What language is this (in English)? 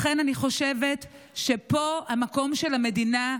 Hebrew